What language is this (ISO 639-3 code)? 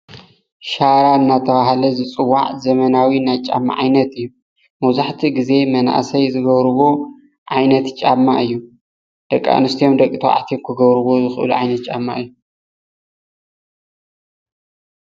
tir